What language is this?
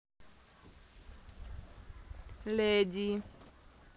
Russian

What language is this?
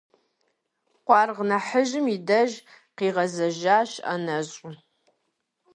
Kabardian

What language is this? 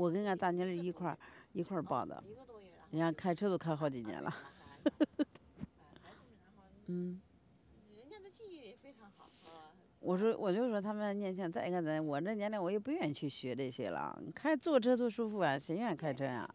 Chinese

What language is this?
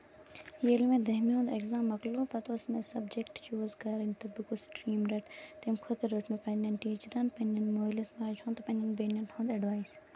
Kashmiri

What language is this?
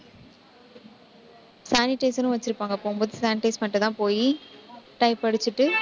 Tamil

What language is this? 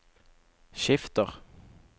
Norwegian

